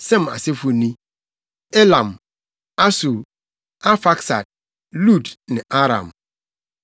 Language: Akan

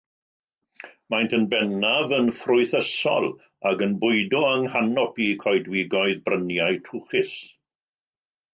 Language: Welsh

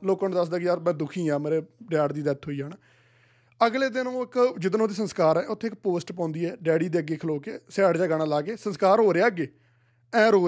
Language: Punjabi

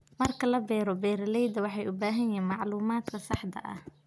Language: Somali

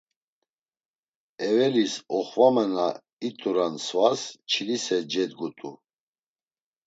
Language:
Laz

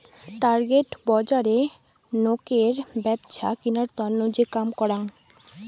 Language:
Bangla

